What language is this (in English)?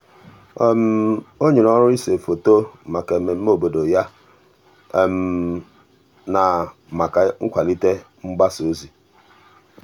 Igbo